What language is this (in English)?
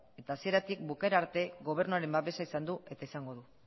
Basque